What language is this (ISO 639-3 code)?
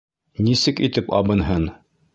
bak